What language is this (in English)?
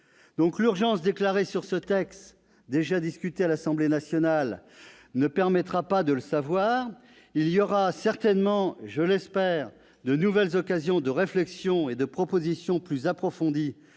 French